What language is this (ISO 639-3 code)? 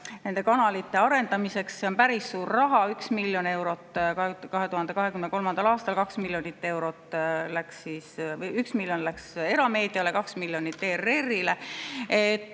est